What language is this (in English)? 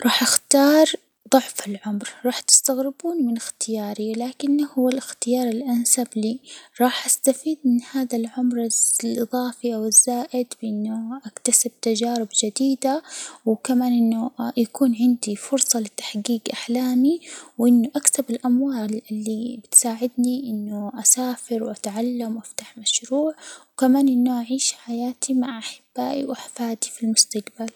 Hijazi Arabic